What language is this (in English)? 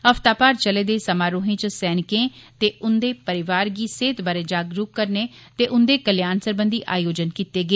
Dogri